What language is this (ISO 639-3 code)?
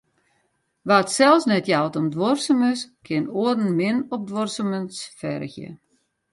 fry